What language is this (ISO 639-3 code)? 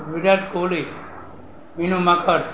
guj